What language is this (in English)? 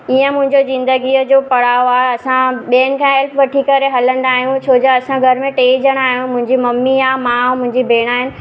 Sindhi